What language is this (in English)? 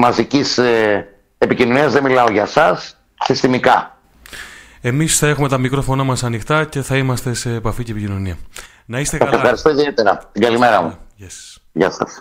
Greek